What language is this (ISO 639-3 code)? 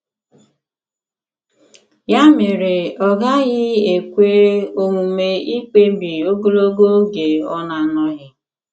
ibo